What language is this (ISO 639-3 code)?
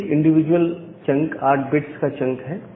hin